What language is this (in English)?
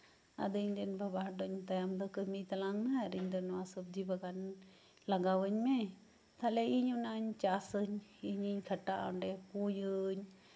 Santali